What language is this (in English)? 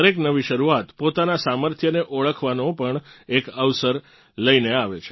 Gujarati